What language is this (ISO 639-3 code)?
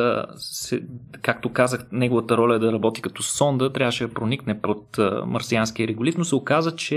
bul